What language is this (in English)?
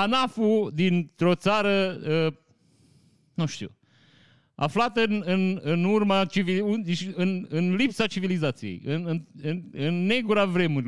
Romanian